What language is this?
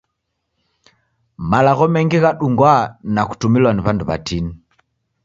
Taita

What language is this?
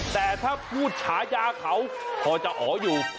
Thai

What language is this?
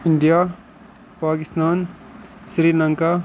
Kashmiri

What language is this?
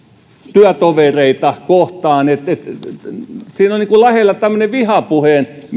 Finnish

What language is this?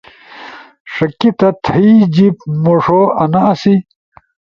Ushojo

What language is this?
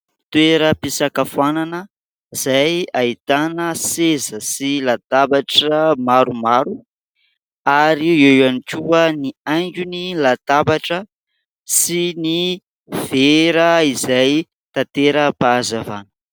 Malagasy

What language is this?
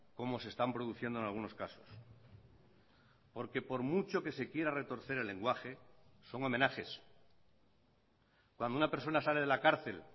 Spanish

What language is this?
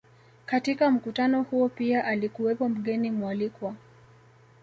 Swahili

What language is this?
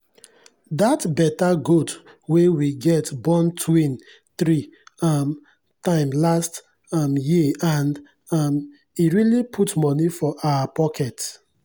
Nigerian Pidgin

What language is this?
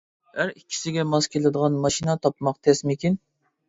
Uyghur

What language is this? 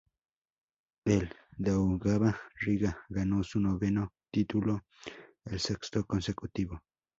Spanish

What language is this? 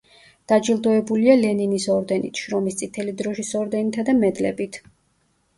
Georgian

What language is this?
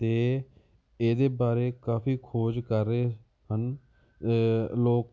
Punjabi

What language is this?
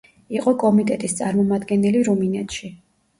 Georgian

